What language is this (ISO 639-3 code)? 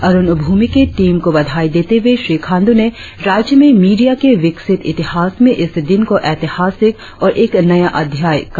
hin